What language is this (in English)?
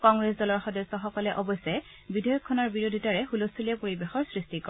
Assamese